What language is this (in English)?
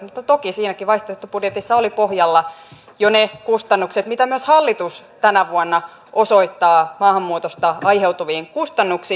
Finnish